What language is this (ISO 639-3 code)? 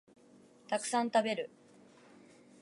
jpn